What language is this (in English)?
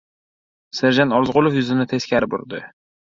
Uzbek